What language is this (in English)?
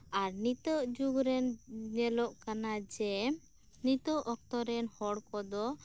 Santali